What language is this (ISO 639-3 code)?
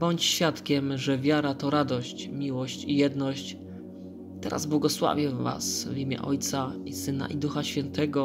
pol